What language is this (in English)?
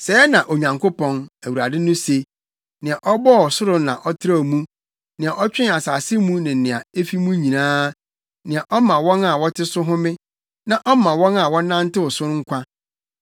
Akan